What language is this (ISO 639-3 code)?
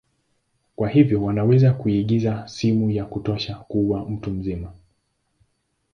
swa